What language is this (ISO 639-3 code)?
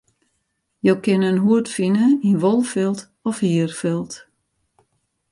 fry